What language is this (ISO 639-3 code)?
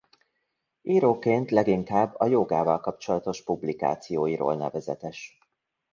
hun